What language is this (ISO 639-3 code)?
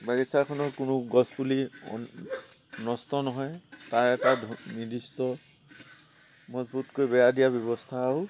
asm